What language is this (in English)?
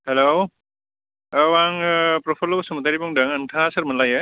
Bodo